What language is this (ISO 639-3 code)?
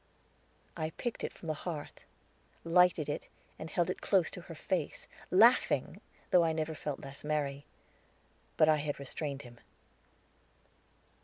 eng